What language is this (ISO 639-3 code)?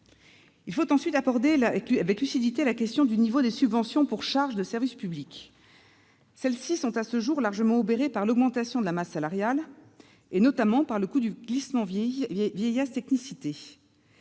fra